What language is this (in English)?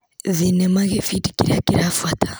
Kikuyu